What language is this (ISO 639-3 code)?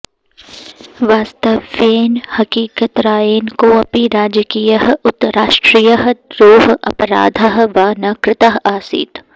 san